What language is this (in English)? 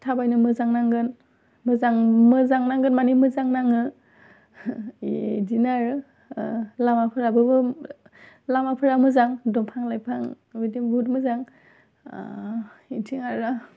Bodo